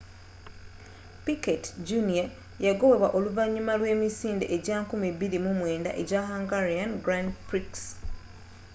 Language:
Ganda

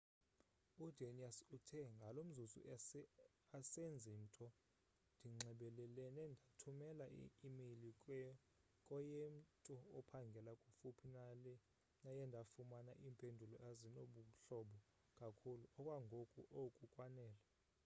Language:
Xhosa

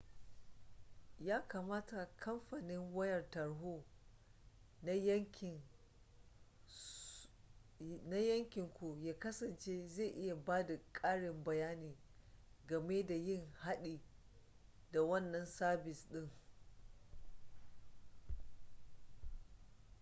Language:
Hausa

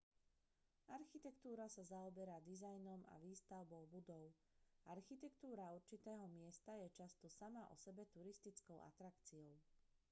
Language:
Slovak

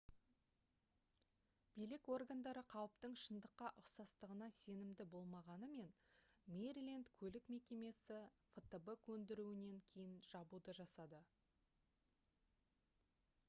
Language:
Kazakh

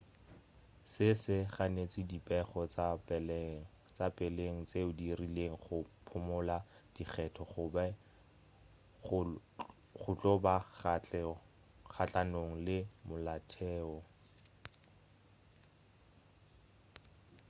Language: Northern Sotho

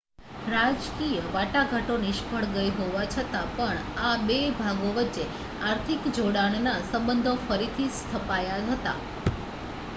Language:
Gujarati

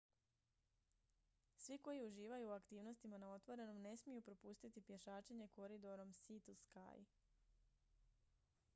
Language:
Croatian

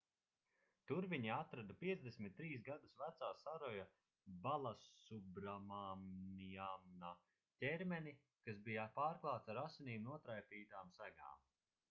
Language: Latvian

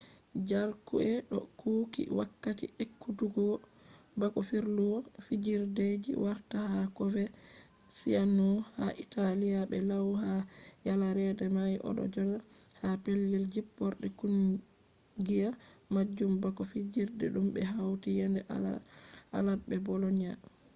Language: Fula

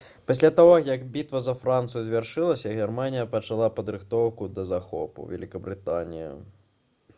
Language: Belarusian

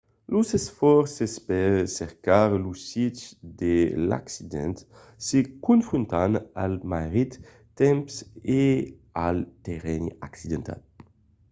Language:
Occitan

